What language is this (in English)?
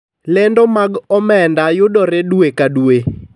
Luo (Kenya and Tanzania)